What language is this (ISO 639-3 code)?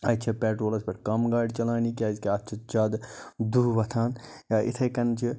kas